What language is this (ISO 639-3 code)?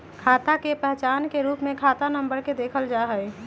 mag